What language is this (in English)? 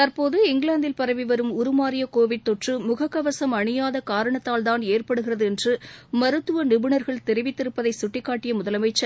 Tamil